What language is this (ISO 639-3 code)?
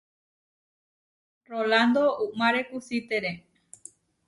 var